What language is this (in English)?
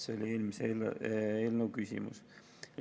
Estonian